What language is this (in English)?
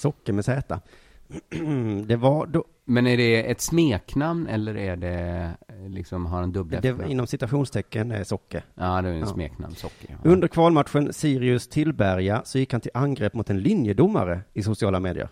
Swedish